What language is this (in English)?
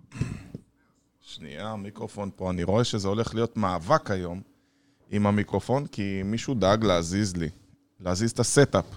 Hebrew